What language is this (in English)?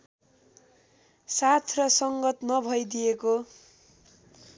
Nepali